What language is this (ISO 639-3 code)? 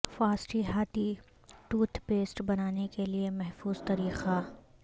urd